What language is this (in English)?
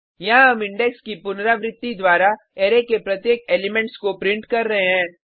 Hindi